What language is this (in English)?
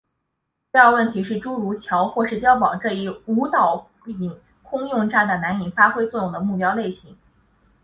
Chinese